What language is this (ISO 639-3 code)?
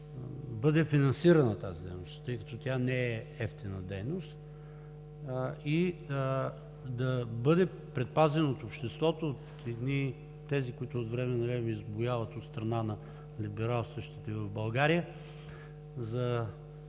bul